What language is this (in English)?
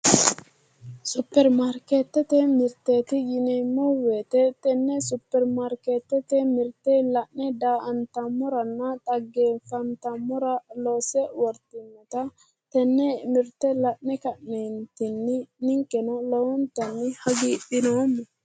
Sidamo